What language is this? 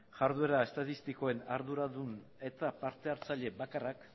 Basque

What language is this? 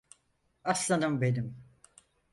Turkish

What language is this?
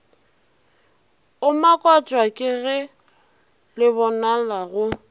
Northern Sotho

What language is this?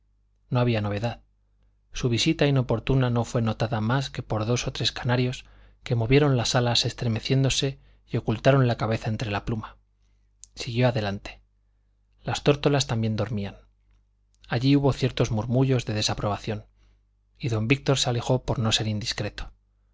Spanish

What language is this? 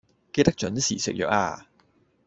Cantonese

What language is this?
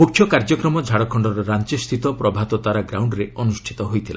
Odia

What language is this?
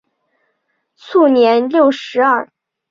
Chinese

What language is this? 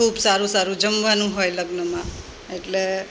Gujarati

